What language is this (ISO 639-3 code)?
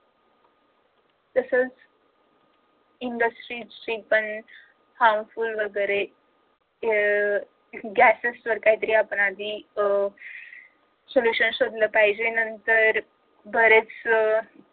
mar